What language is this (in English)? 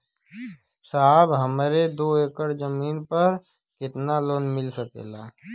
Bhojpuri